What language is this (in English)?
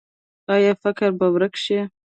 Pashto